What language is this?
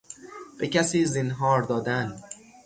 Persian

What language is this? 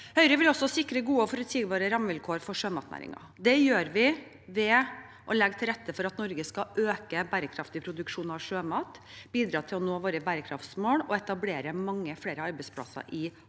Norwegian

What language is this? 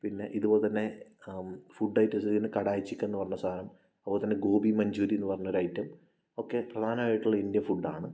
Malayalam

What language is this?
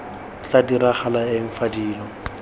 Tswana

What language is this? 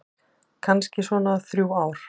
Icelandic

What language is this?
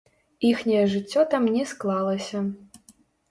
Belarusian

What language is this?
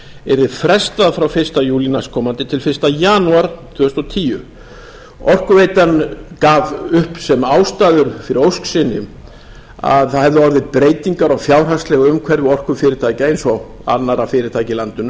Icelandic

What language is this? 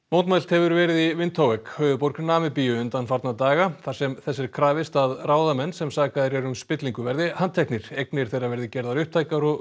Icelandic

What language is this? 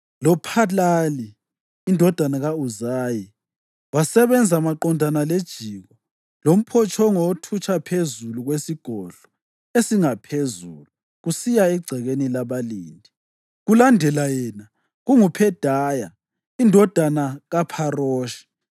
North Ndebele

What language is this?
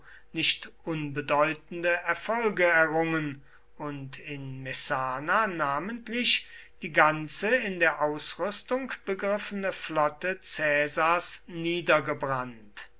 German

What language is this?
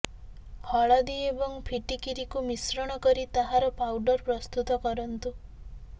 Odia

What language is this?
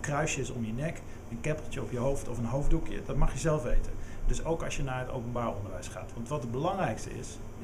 Dutch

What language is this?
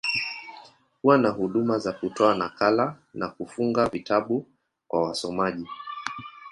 Swahili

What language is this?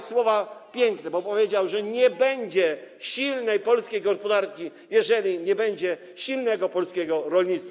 Polish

